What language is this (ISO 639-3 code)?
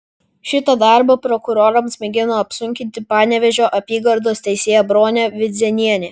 lit